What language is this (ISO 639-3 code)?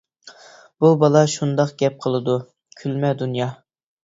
uig